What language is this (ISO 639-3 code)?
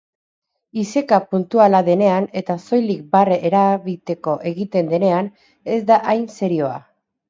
eus